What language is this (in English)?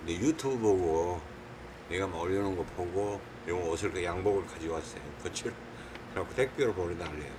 Korean